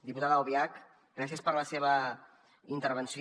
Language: Catalan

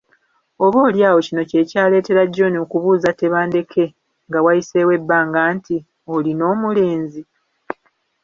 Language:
Ganda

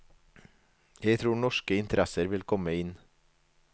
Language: Norwegian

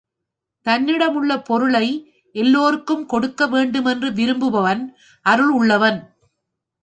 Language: Tamil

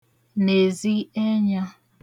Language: Igbo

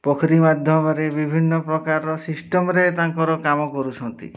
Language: Odia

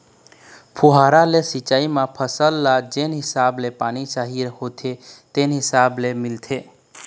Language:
Chhattisgarhi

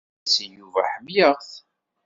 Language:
Kabyle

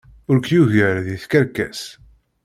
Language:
Kabyle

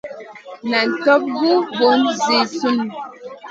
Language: Masana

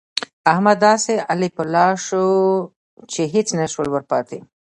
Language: Pashto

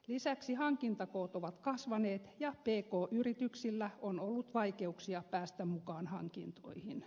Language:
Finnish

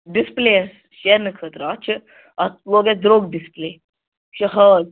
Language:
Kashmiri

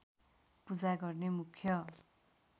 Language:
Nepali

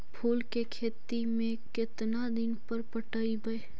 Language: Magahi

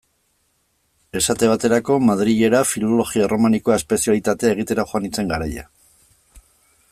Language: Basque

